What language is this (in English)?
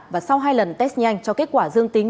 Vietnamese